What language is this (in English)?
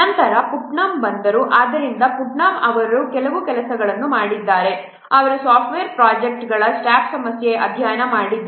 Kannada